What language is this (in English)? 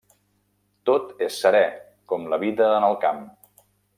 Catalan